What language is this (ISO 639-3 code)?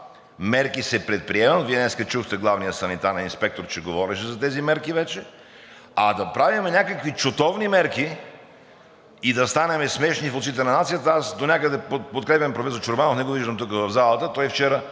bul